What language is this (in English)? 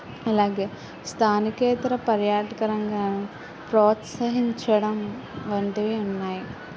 Telugu